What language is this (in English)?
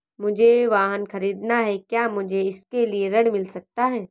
Hindi